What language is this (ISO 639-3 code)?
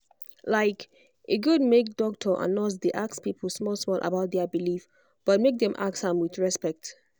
pcm